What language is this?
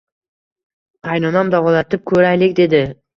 Uzbek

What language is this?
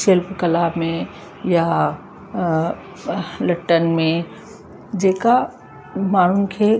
Sindhi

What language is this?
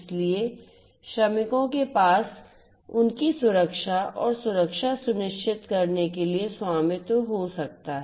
Hindi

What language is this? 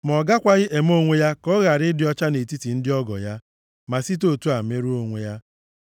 Igbo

